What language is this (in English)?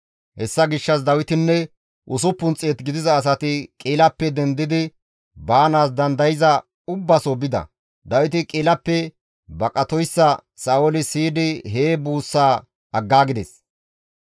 Gamo